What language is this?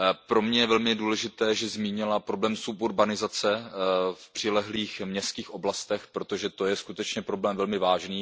Czech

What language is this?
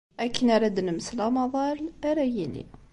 Kabyle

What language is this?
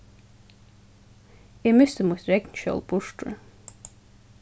Faroese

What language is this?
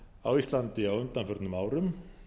Icelandic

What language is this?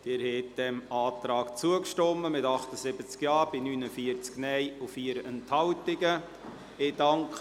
Swiss German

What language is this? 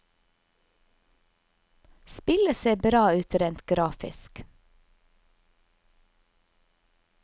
Norwegian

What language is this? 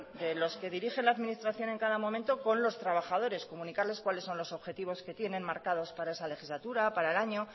Spanish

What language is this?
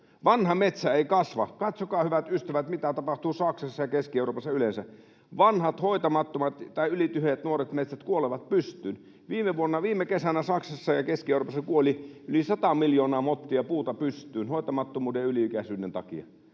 Finnish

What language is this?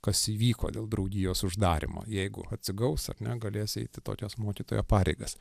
Lithuanian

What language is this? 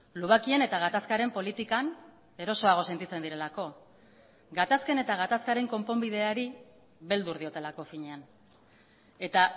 Basque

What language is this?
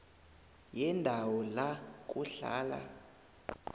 South Ndebele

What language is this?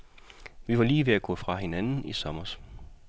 Danish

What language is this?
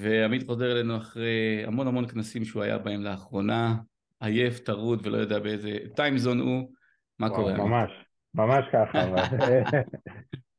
Hebrew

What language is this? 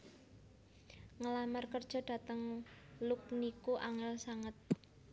Javanese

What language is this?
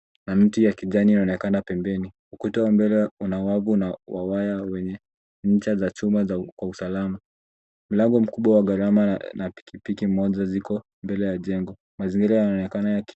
Swahili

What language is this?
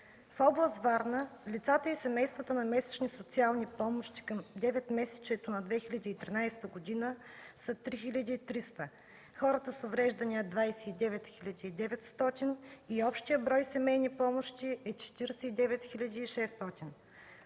Bulgarian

